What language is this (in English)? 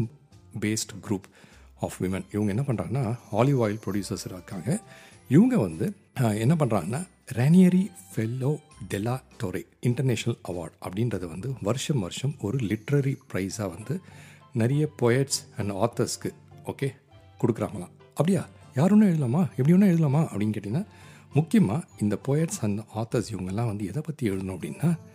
Tamil